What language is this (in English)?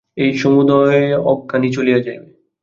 Bangla